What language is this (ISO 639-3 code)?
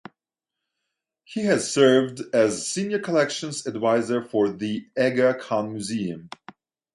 eng